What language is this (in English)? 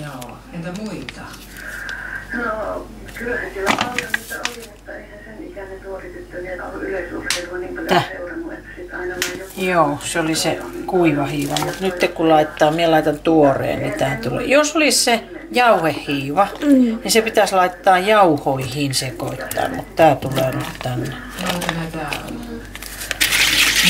Finnish